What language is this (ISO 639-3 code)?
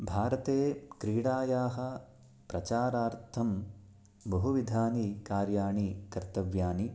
san